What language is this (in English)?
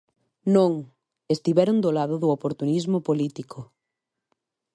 Galician